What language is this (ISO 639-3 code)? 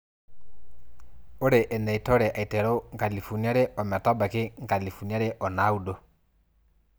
mas